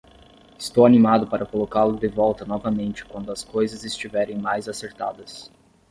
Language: Portuguese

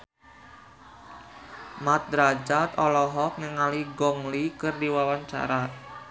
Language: Sundanese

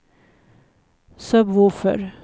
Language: Swedish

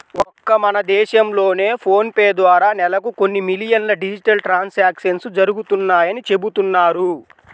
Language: Telugu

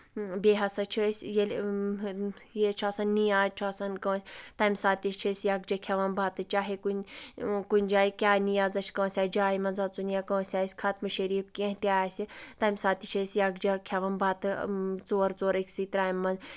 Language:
Kashmiri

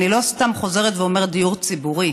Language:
Hebrew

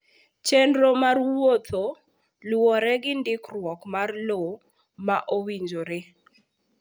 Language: Luo (Kenya and Tanzania)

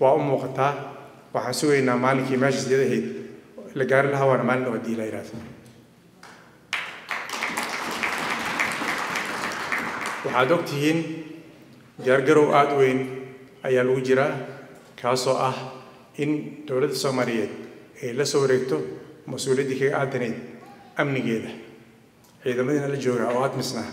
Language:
Arabic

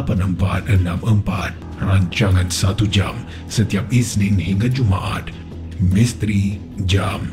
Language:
Malay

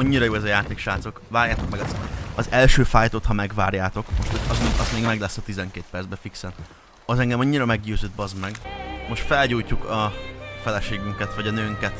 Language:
Hungarian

